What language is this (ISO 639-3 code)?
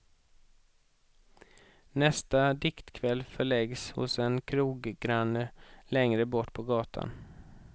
swe